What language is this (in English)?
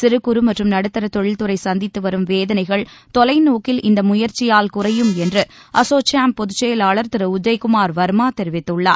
Tamil